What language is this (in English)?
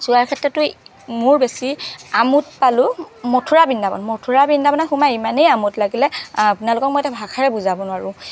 Assamese